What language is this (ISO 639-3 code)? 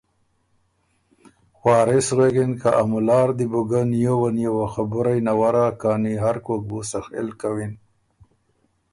oru